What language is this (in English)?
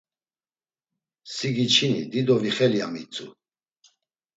Laz